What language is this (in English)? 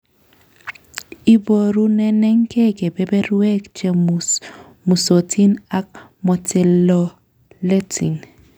Kalenjin